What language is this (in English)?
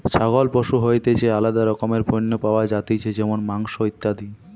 Bangla